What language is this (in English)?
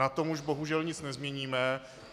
Czech